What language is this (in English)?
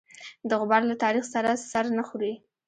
Pashto